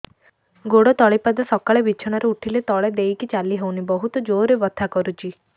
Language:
Odia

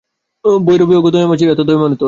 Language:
Bangla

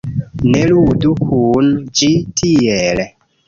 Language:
Esperanto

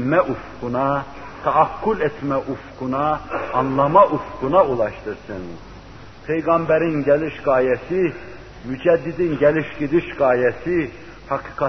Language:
Turkish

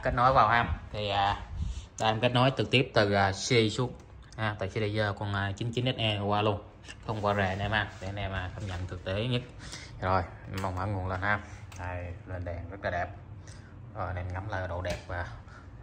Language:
Vietnamese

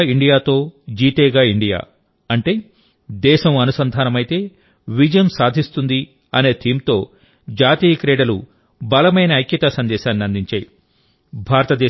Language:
Telugu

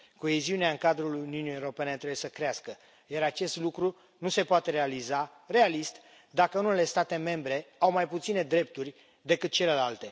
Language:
Romanian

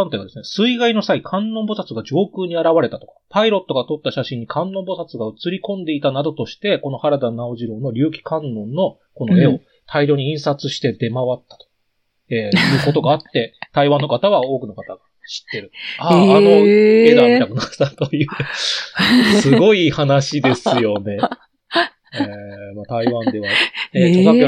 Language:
Japanese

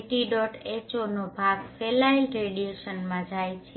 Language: Gujarati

